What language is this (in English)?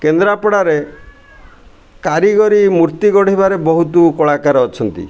Odia